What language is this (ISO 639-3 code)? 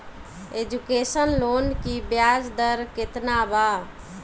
bho